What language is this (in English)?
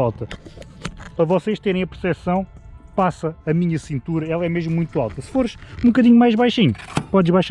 Portuguese